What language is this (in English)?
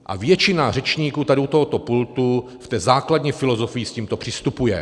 Czech